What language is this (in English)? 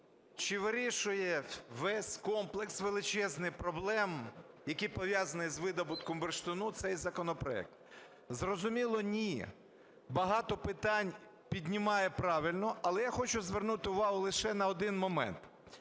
Ukrainian